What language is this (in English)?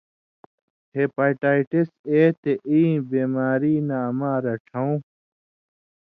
Indus Kohistani